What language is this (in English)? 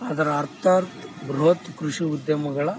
Kannada